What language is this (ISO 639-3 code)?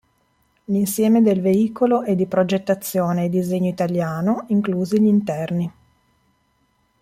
ita